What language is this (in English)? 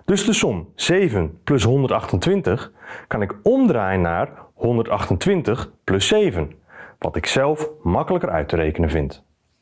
Dutch